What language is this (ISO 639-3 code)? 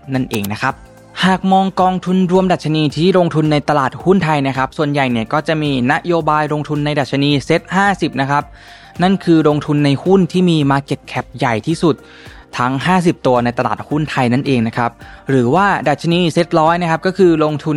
tha